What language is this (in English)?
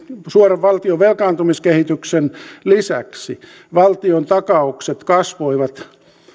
Finnish